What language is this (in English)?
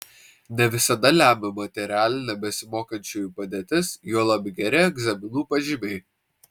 Lithuanian